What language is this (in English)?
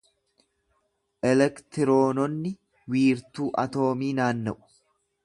Oromo